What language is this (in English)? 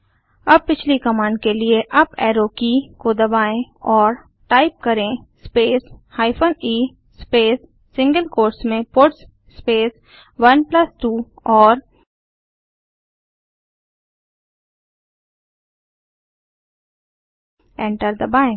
Hindi